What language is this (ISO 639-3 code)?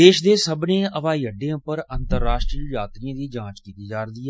doi